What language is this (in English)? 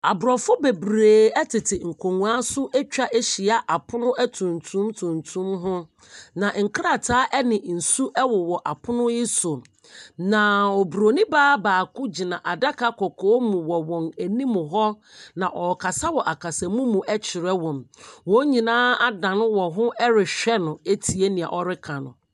Akan